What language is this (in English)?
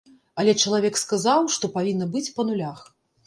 Belarusian